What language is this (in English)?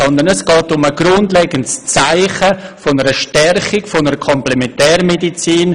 Swiss German